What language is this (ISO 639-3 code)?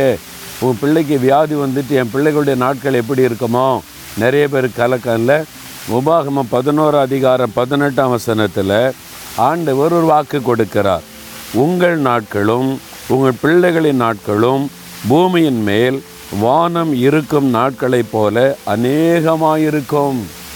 tam